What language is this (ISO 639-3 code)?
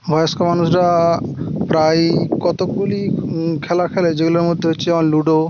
ben